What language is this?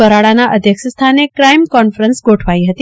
Gujarati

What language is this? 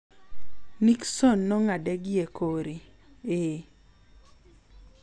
Luo (Kenya and Tanzania)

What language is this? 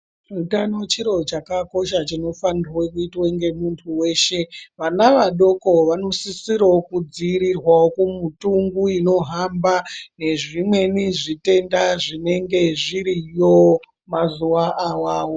Ndau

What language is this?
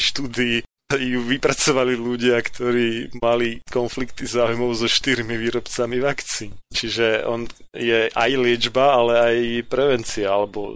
Slovak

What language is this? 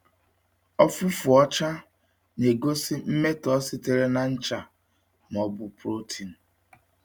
Igbo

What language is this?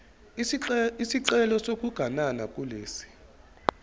Zulu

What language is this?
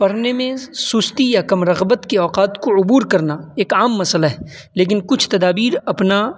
Urdu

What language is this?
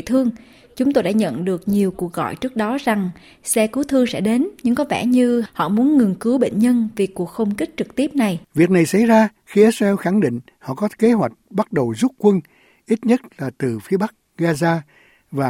Vietnamese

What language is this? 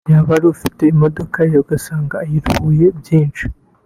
Kinyarwanda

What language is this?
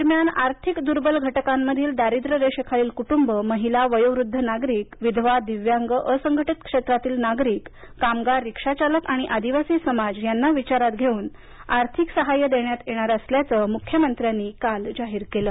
Marathi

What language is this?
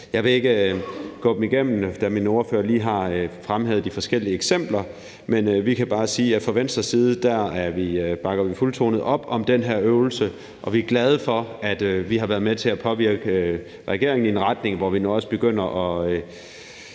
Danish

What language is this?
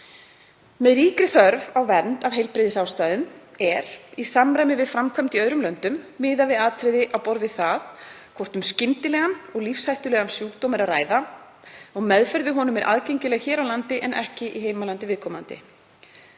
Icelandic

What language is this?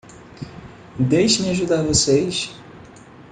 Portuguese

